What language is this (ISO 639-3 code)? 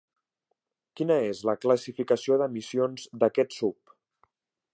cat